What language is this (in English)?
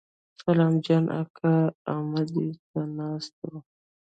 Pashto